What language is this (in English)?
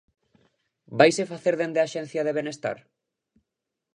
Galician